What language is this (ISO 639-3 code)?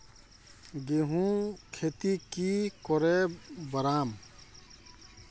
mag